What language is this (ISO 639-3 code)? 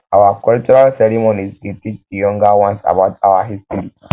pcm